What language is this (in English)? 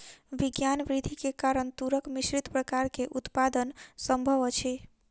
Maithili